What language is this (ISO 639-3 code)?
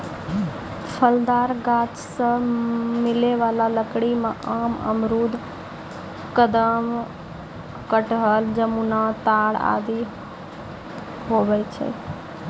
mai